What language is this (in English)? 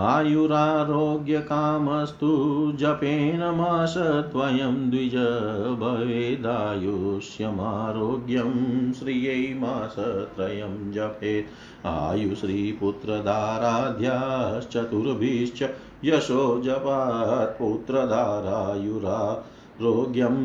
Hindi